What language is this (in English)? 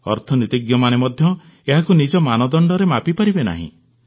Odia